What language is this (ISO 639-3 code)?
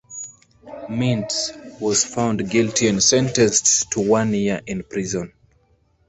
eng